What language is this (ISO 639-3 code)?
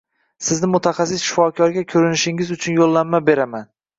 uzb